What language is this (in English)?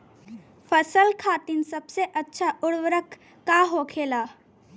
Bhojpuri